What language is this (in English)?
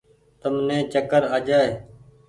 Goaria